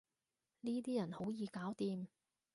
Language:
Cantonese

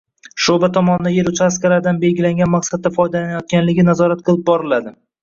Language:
Uzbek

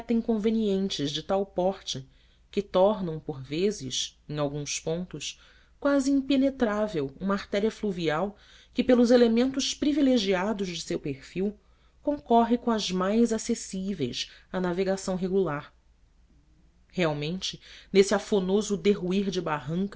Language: Portuguese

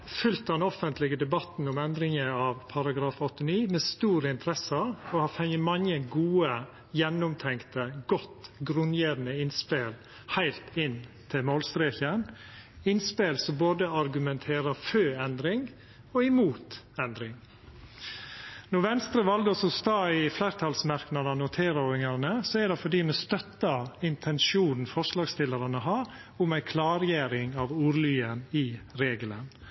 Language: Norwegian Nynorsk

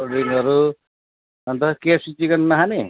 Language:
Nepali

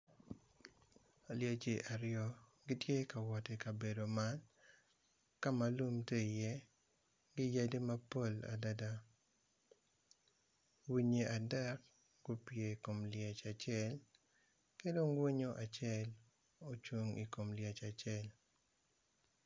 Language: Acoli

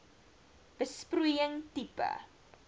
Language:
Afrikaans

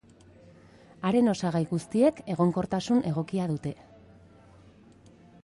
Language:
Basque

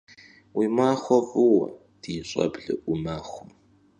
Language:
Kabardian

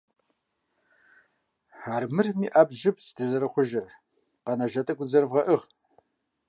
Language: Kabardian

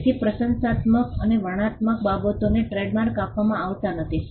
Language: Gujarati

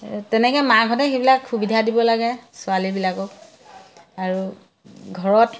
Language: Assamese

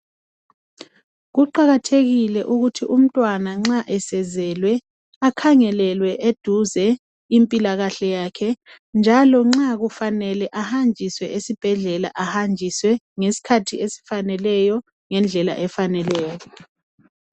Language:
North Ndebele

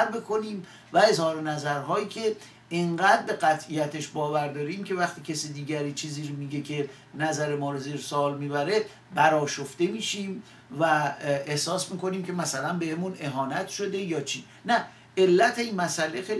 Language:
Persian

